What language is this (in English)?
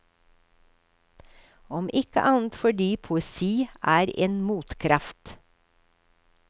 Norwegian